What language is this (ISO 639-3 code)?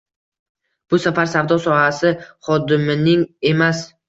uzb